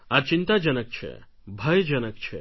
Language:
Gujarati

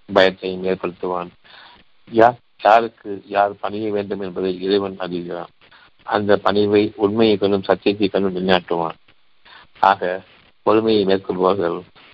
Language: Tamil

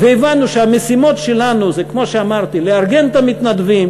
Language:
Hebrew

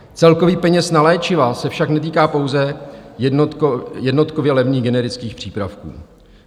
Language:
Czech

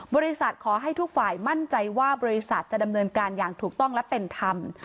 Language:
Thai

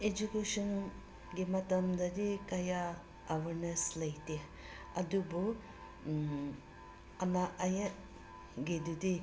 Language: Manipuri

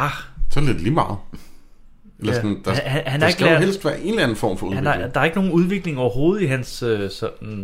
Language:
Danish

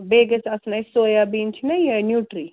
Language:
Kashmiri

